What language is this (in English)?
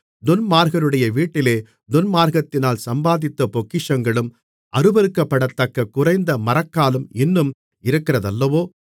Tamil